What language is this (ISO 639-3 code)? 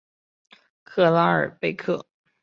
zho